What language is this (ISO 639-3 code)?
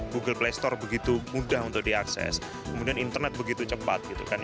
ind